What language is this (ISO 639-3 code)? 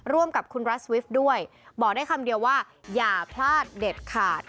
tha